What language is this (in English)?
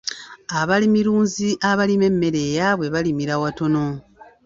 Ganda